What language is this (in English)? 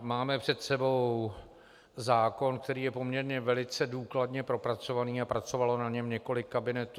Czech